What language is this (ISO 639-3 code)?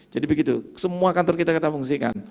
ind